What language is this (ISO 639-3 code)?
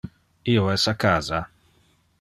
ina